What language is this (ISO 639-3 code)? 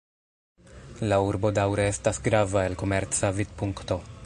epo